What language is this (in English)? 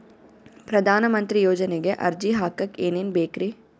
Kannada